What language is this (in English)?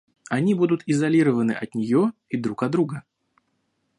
Russian